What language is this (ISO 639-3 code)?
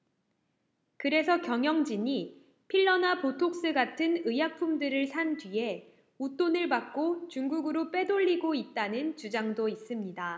kor